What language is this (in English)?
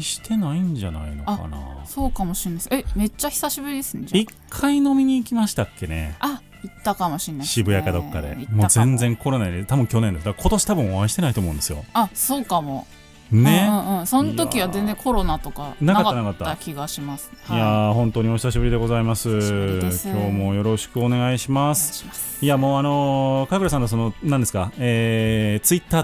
Japanese